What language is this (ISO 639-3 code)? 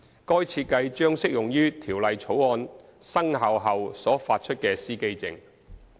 yue